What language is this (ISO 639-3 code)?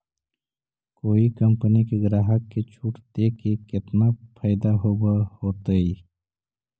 mag